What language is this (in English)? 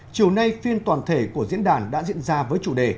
Vietnamese